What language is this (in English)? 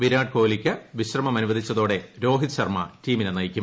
Malayalam